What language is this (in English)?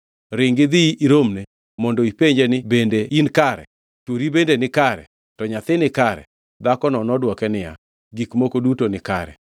Luo (Kenya and Tanzania)